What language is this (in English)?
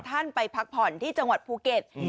Thai